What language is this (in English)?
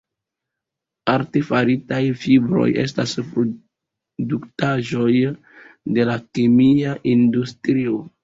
Esperanto